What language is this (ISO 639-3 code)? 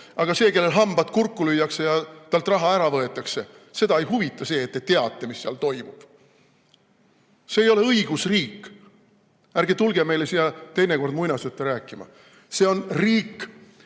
est